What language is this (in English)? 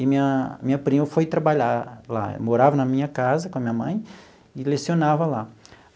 Portuguese